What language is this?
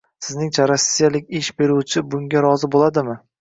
Uzbek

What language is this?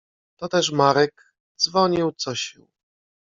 Polish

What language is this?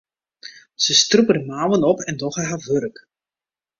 Western Frisian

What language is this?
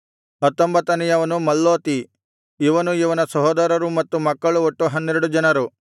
Kannada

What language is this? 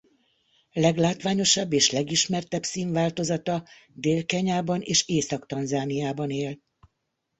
Hungarian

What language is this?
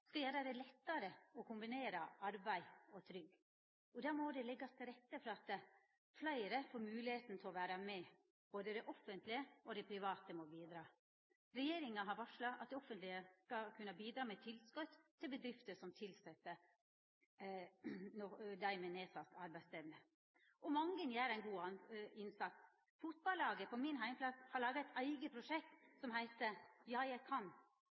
Norwegian Nynorsk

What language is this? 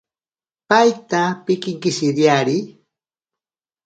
Ashéninka Perené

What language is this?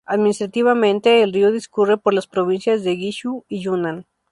Spanish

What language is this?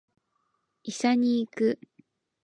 Japanese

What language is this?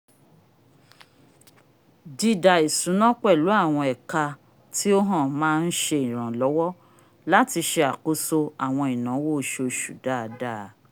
Yoruba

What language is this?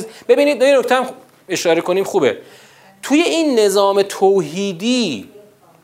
Persian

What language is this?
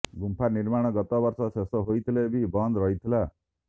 Odia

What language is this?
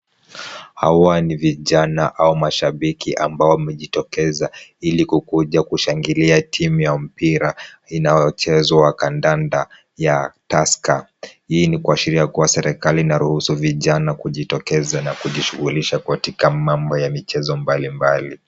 Swahili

